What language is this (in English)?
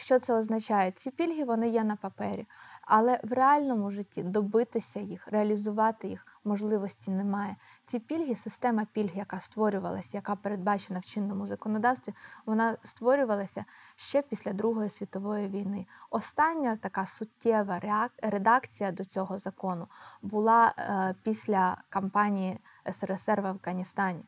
Ukrainian